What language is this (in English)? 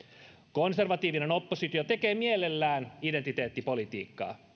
Finnish